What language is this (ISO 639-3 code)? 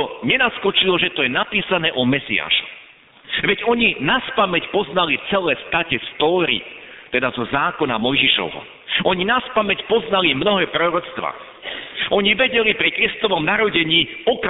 slk